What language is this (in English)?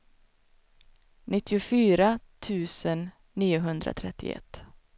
Swedish